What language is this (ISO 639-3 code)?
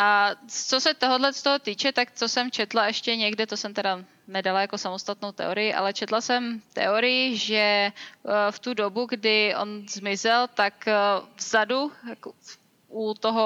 ces